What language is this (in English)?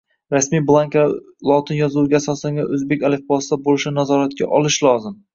Uzbek